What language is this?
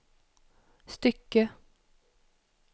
Swedish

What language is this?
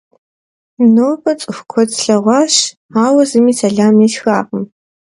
Kabardian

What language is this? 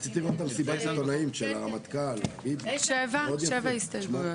Hebrew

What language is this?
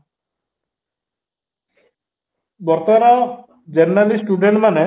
Odia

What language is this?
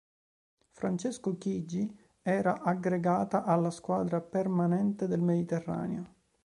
Italian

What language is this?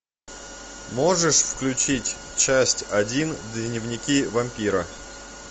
Russian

